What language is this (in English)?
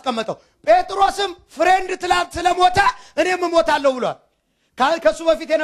Arabic